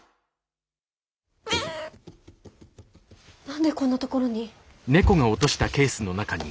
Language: Japanese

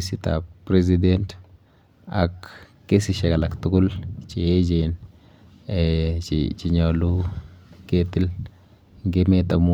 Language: Kalenjin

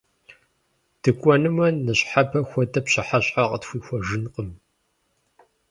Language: Kabardian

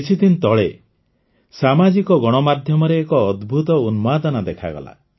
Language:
Odia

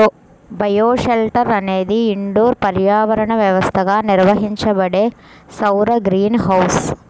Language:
Telugu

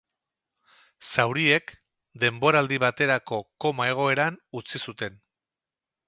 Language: Basque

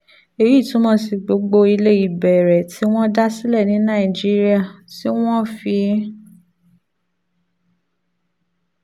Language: Yoruba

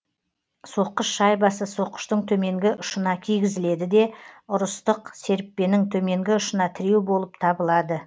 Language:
Kazakh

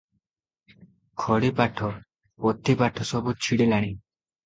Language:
Odia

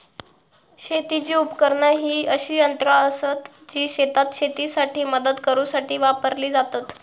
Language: Marathi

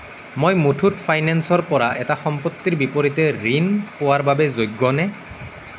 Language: Assamese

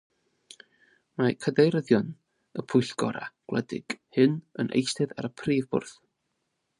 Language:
Welsh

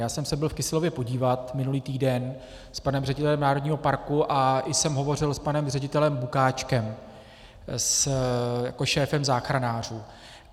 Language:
Czech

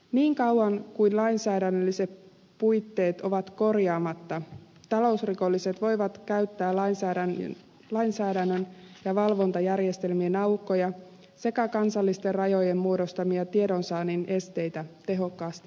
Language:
Finnish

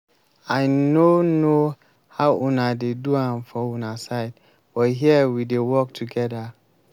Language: Nigerian Pidgin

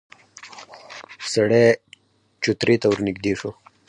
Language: Pashto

